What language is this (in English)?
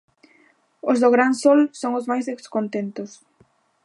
Galician